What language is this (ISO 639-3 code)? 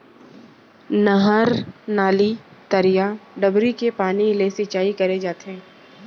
hne